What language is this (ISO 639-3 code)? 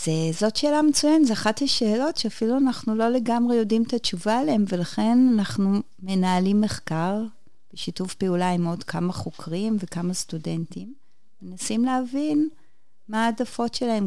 heb